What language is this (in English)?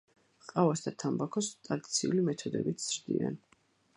Georgian